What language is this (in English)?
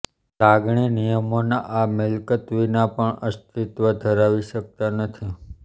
Gujarati